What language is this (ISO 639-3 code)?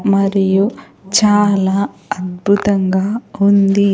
tel